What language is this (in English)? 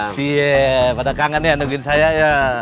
Indonesian